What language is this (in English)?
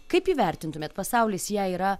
Lithuanian